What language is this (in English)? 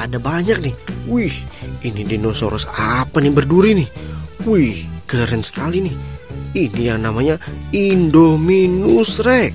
Indonesian